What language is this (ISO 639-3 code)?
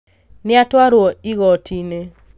kik